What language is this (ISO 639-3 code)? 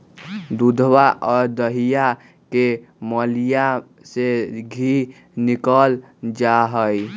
mag